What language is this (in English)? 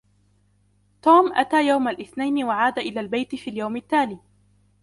Arabic